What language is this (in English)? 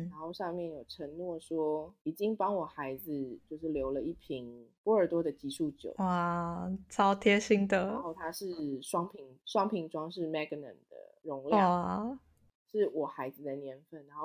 Chinese